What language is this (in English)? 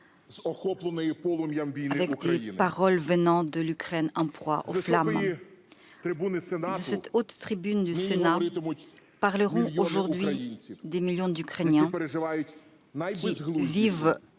French